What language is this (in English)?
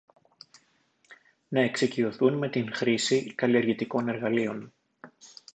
Greek